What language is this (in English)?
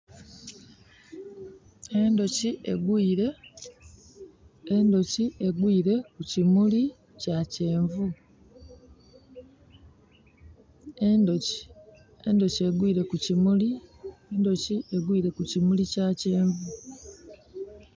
Soga